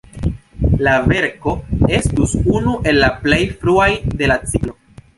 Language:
Esperanto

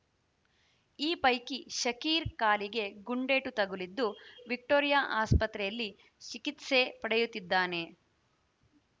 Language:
Kannada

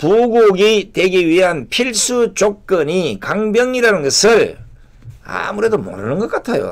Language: Korean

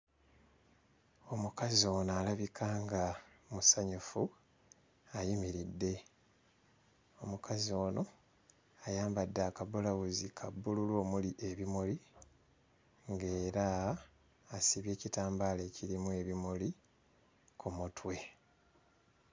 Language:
Ganda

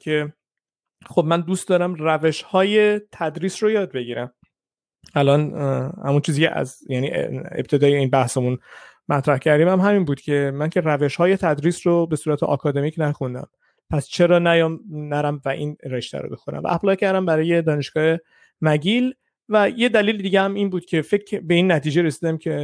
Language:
Persian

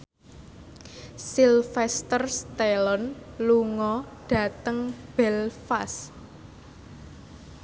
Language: Javanese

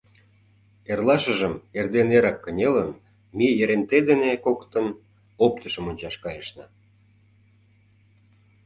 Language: Mari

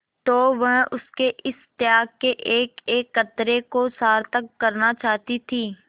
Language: Hindi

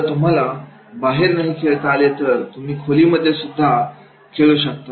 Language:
Marathi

